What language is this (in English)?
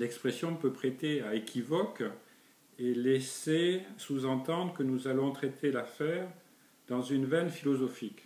French